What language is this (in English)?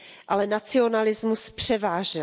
Czech